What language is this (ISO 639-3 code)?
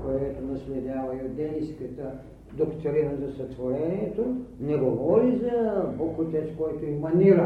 bul